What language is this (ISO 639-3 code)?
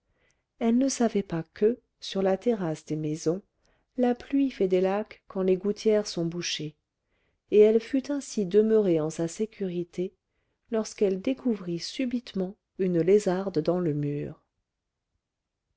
fra